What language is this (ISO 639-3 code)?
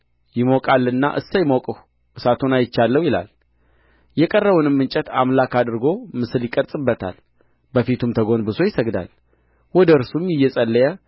amh